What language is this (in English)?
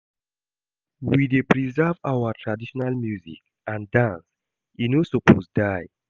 Nigerian Pidgin